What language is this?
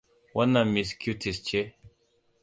Hausa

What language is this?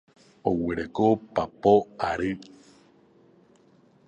Guarani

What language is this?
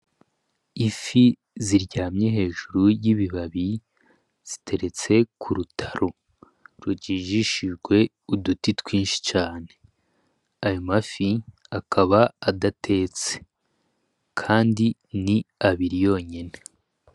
Rundi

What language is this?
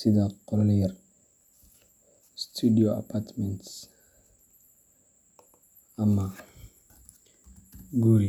Somali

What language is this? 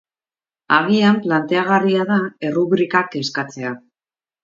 Basque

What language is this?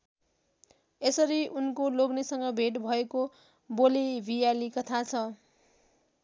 Nepali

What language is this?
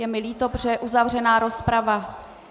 Czech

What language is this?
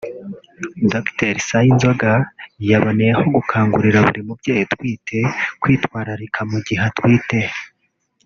Kinyarwanda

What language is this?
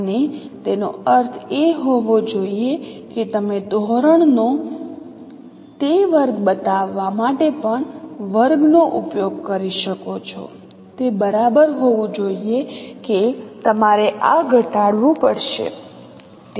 Gujarati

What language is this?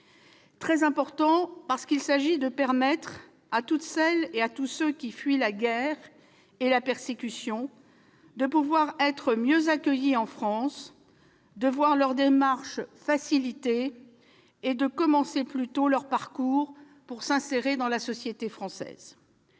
French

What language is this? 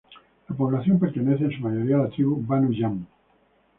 Spanish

